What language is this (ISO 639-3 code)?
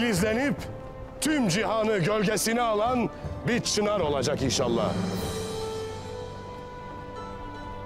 tur